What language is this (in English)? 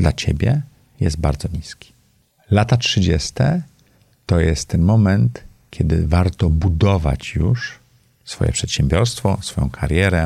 Polish